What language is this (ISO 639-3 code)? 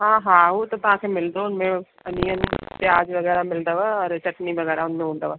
snd